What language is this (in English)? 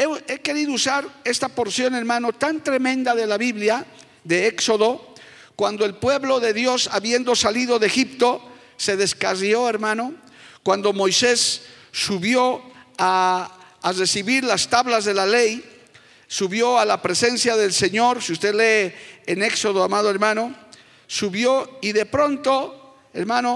Spanish